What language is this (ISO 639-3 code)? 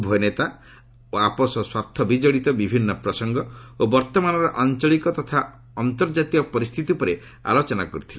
ori